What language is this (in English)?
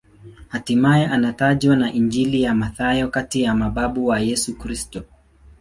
Swahili